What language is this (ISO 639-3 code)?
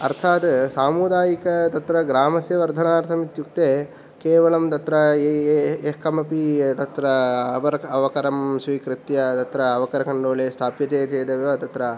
san